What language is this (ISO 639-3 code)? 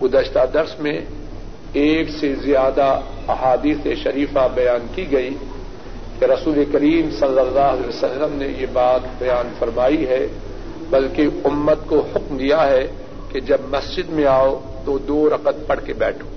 urd